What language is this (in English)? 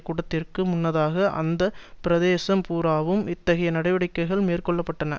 Tamil